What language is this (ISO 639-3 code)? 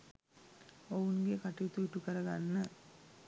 sin